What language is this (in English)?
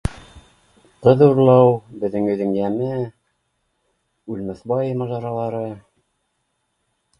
Bashkir